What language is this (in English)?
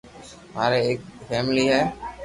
Loarki